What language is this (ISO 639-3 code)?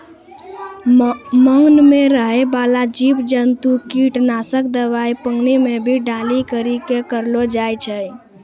mai